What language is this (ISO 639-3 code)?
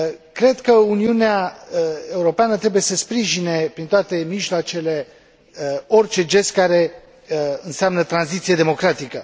ron